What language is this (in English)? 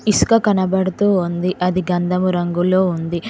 Telugu